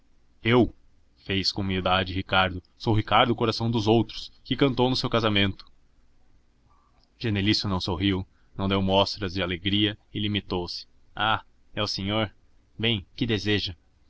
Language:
Portuguese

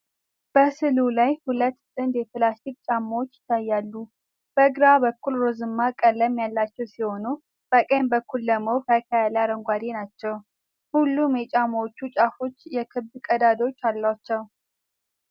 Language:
Amharic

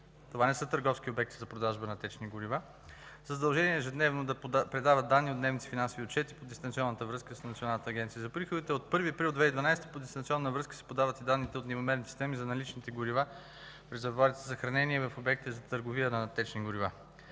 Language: Bulgarian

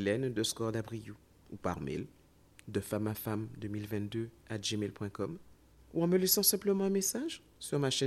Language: French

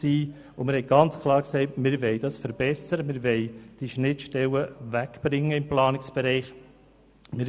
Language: Swiss German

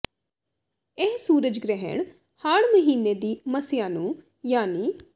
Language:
Punjabi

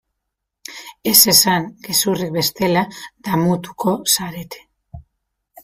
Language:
Basque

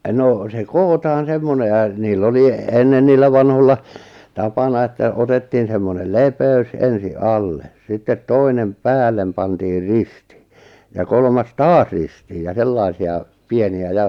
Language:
Finnish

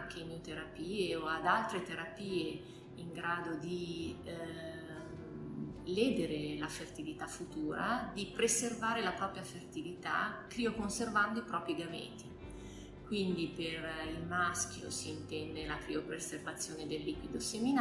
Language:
Italian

